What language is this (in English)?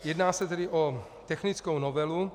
Czech